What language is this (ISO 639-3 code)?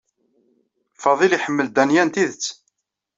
kab